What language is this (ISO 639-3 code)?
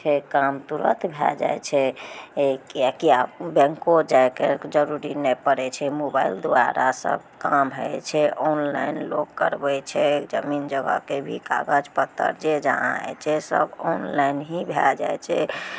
mai